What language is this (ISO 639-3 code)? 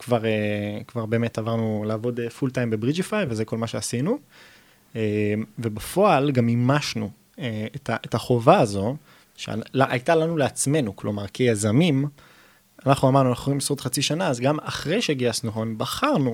heb